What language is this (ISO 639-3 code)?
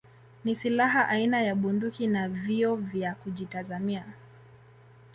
swa